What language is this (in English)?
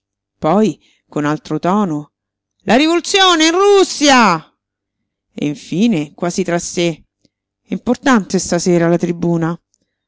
Italian